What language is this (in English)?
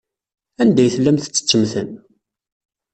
Kabyle